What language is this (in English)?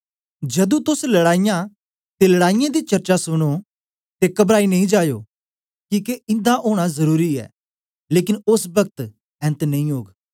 Dogri